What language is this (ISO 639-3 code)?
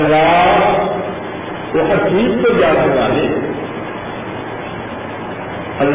urd